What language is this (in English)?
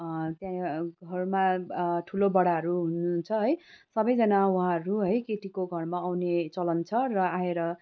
Nepali